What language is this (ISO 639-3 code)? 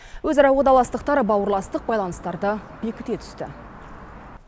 kaz